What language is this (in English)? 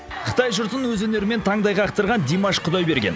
Kazakh